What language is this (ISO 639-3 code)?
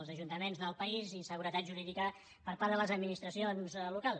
cat